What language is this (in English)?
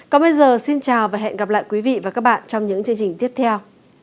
Vietnamese